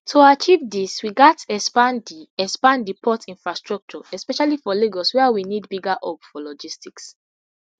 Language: Nigerian Pidgin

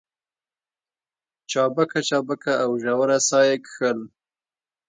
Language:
Pashto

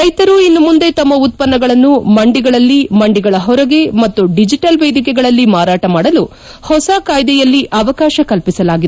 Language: Kannada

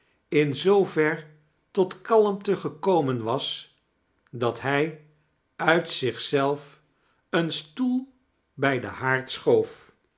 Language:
Dutch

